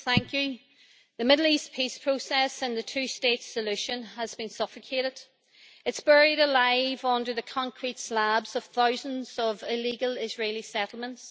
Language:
English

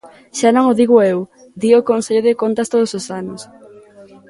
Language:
Galician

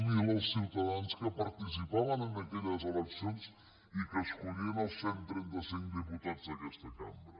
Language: Catalan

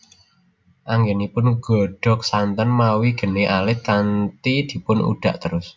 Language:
Javanese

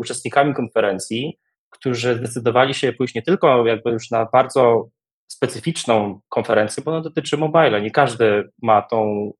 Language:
Polish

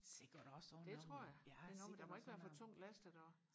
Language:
Danish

